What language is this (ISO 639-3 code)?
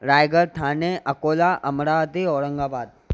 snd